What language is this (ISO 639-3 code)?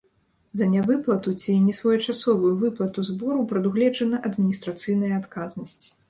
bel